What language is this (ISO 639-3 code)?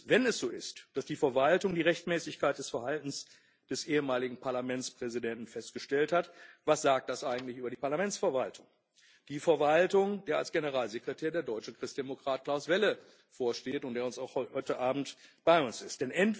deu